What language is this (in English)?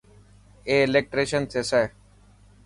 Dhatki